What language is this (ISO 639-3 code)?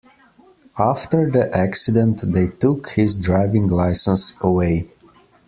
eng